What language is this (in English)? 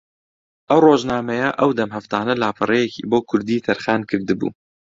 Central Kurdish